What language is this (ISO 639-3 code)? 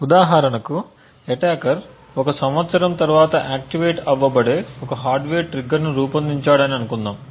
tel